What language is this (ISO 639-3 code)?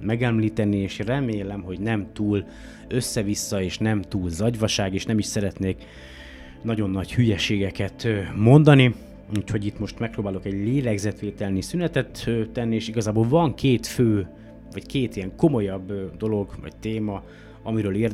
hun